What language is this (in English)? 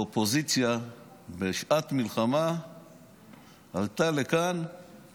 Hebrew